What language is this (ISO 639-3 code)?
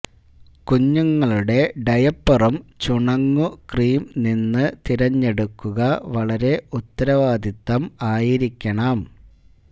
mal